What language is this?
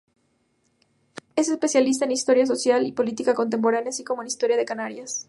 Spanish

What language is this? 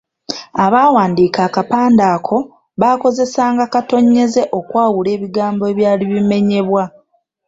Ganda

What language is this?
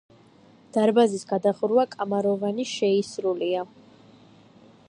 Georgian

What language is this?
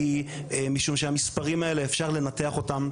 Hebrew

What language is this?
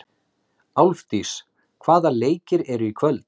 Icelandic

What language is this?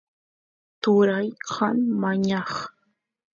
Santiago del Estero Quichua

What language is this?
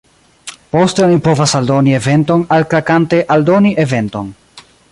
Esperanto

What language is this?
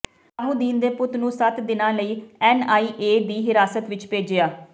Punjabi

